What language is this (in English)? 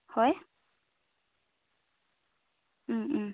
Assamese